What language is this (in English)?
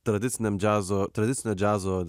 Lithuanian